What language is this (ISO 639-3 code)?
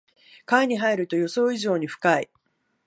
jpn